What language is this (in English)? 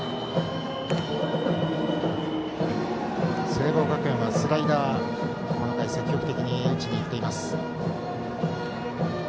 Japanese